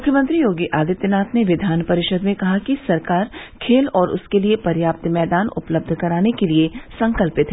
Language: Hindi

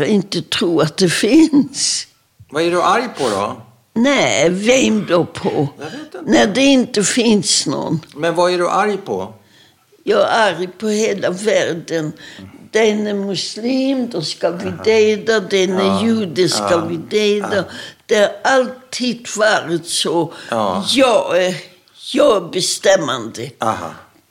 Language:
Swedish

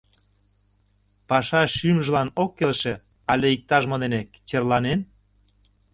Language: Mari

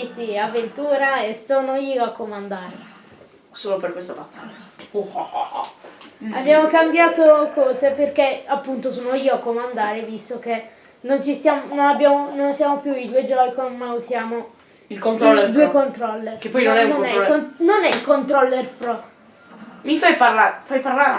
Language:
Italian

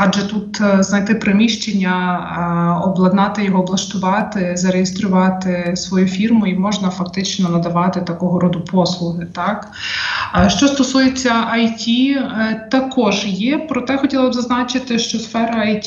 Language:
Ukrainian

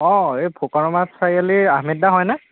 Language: Assamese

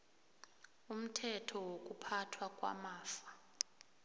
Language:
South Ndebele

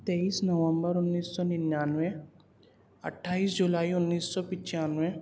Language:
Urdu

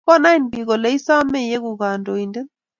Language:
Kalenjin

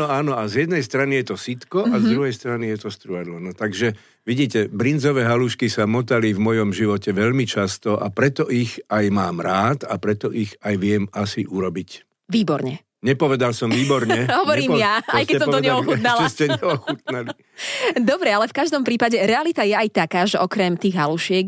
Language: Slovak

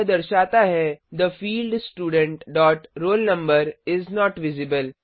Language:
Hindi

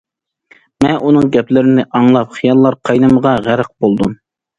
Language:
Uyghur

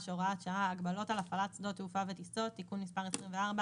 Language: Hebrew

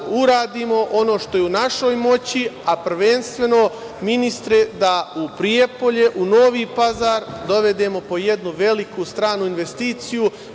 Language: Serbian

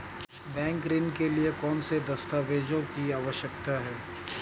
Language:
Hindi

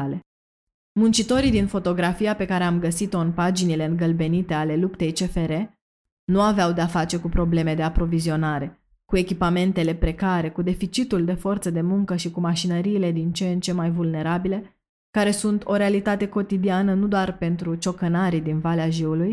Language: Romanian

